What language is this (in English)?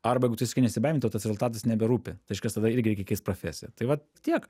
Lithuanian